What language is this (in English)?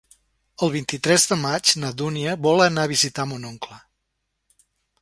Catalan